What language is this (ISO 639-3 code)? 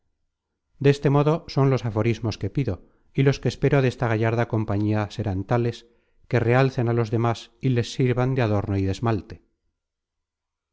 spa